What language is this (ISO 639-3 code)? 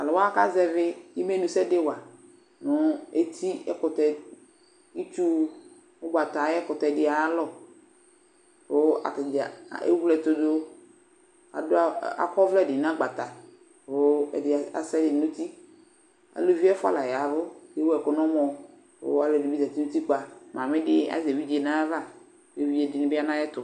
kpo